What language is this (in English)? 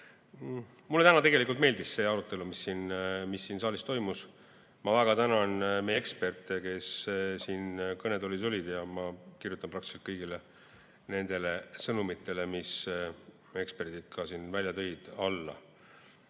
Estonian